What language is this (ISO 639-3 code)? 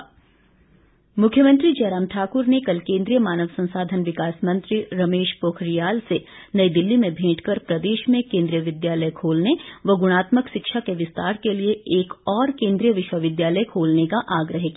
hin